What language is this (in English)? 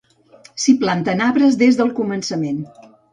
Catalan